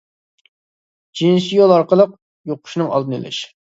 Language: Uyghur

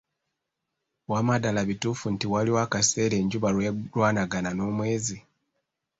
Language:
Ganda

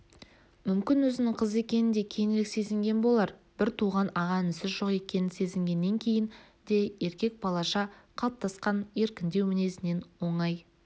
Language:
Kazakh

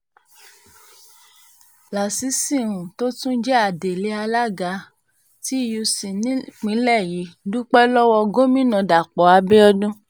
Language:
Yoruba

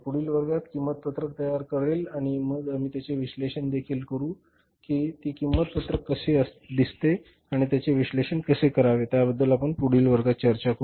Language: Marathi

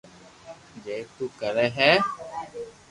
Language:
Loarki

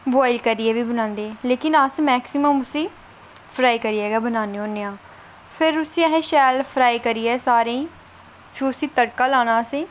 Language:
Dogri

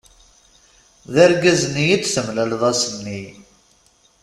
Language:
Kabyle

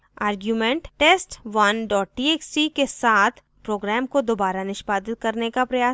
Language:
Hindi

